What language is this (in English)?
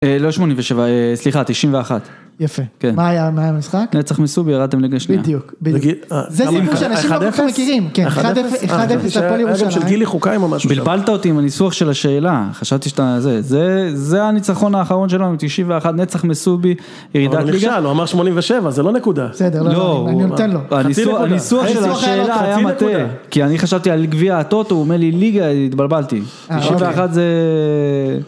Hebrew